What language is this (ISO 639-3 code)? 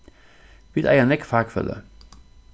fao